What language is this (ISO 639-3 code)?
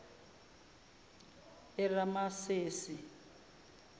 zul